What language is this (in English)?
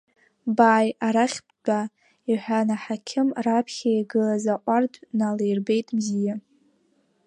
Abkhazian